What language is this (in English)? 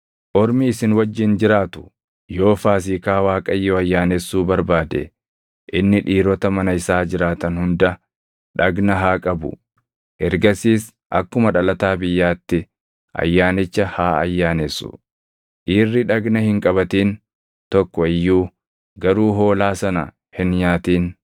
Oromo